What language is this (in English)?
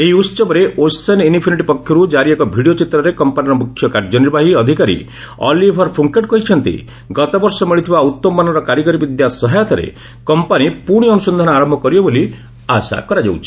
Odia